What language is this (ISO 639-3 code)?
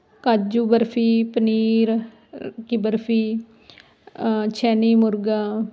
pan